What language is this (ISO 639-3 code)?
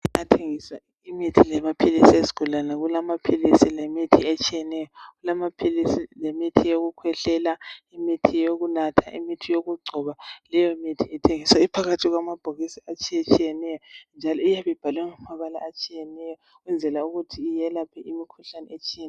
nde